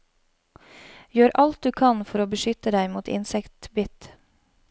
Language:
Norwegian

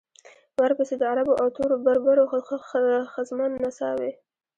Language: Pashto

